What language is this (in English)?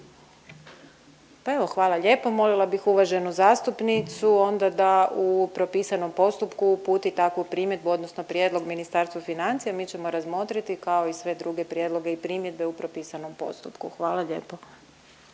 Croatian